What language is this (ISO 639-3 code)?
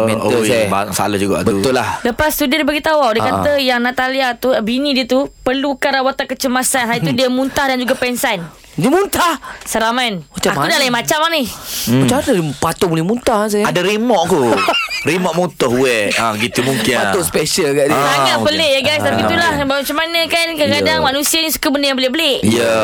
msa